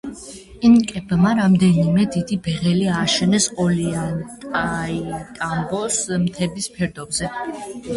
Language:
Georgian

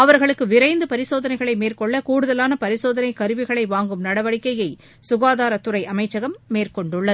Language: Tamil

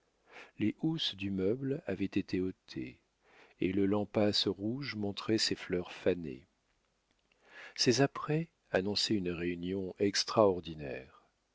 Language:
French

